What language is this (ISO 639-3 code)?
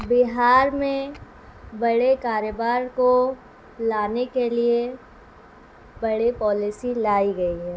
urd